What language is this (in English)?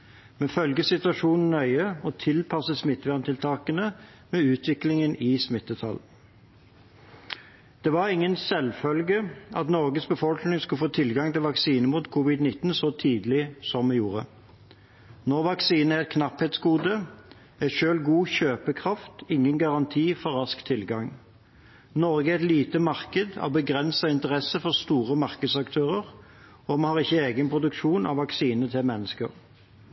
Norwegian Bokmål